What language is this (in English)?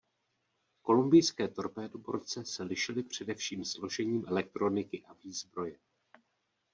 Czech